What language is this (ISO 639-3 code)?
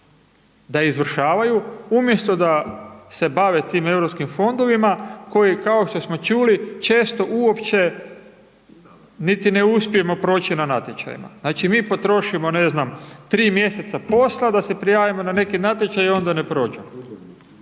hrv